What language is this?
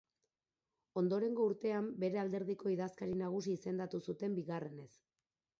Basque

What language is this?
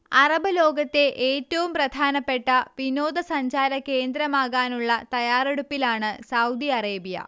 Malayalam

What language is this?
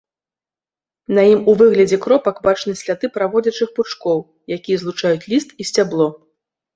Belarusian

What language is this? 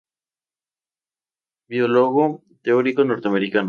Spanish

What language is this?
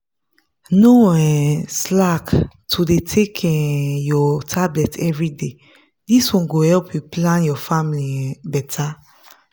Nigerian Pidgin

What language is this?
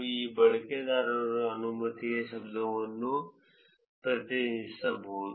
Kannada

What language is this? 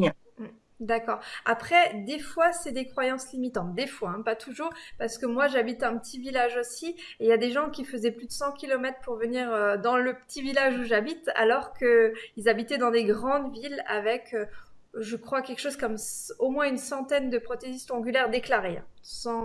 French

